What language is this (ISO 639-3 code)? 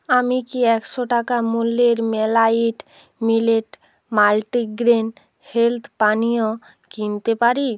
ben